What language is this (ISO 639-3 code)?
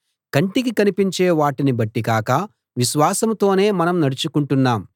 tel